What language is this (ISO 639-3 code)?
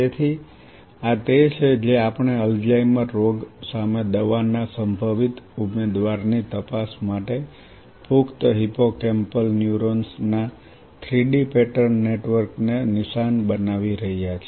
guj